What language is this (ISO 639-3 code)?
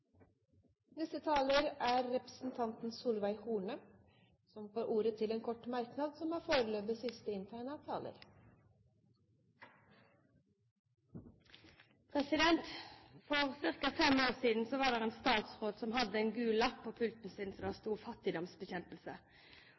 nob